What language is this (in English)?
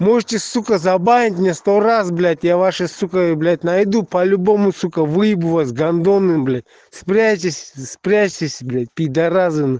Russian